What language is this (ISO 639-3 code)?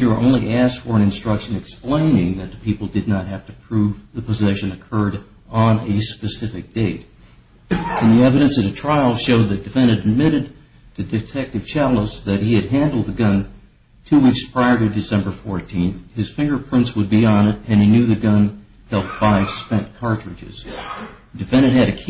eng